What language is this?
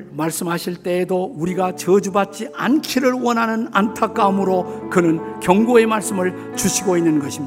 Korean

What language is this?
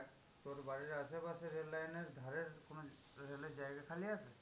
Bangla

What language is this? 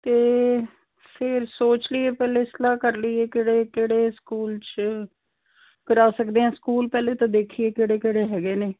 Punjabi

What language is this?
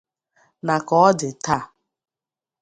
Igbo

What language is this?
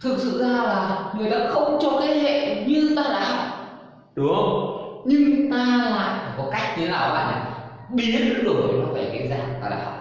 Vietnamese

